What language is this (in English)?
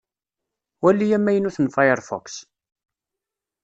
Kabyle